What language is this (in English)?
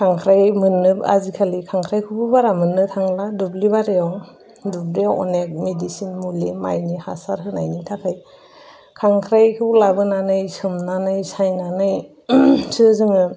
Bodo